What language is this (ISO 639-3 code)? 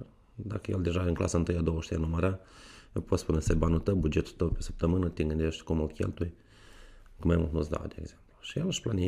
ron